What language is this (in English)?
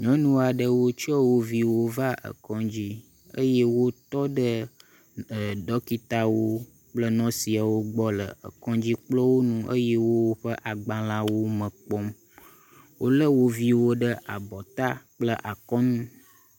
Ewe